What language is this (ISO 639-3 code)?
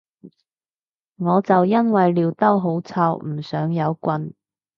yue